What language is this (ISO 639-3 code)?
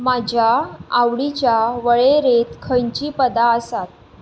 kok